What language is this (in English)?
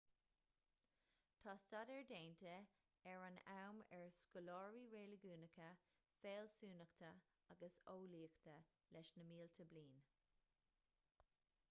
Irish